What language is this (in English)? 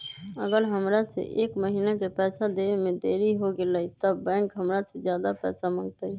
Magahi